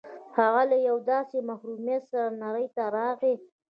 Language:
Pashto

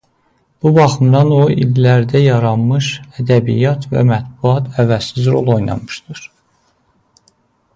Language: Azerbaijani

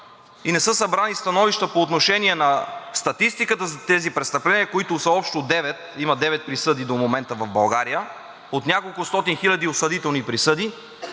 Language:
Bulgarian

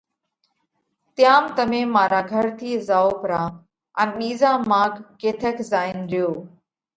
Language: Parkari Koli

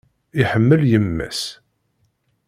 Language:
Kabyle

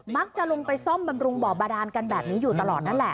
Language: Thai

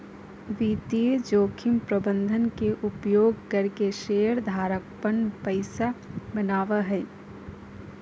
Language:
Magahi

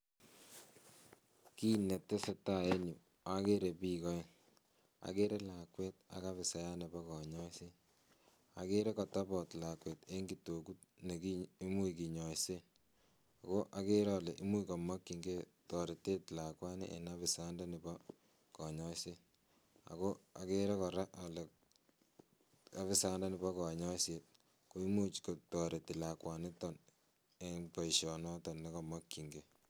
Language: Kalenjin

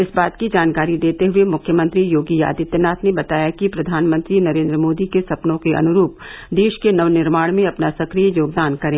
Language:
Hindi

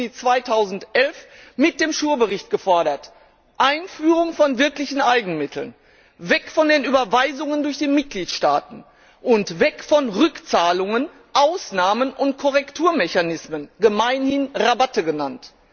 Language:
German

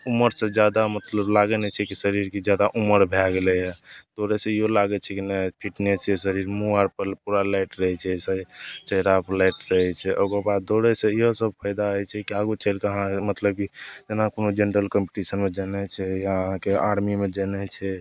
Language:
Maithili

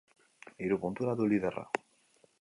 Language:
Basque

